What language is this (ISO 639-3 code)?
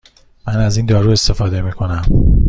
fas